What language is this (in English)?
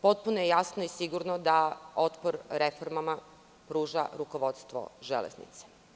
Serbian